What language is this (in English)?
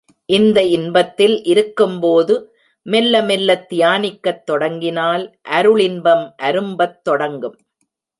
Tamil